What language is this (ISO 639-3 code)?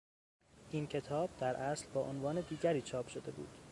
fas